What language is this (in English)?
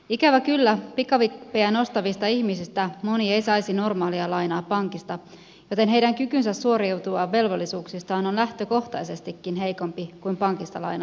Finnish